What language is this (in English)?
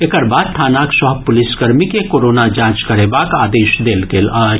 Maithili